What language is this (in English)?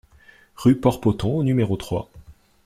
French